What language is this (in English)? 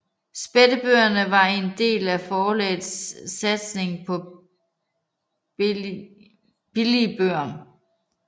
Danish